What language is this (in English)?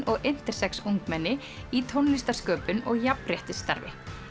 Icelandic